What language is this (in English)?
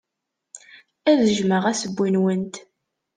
Kabyle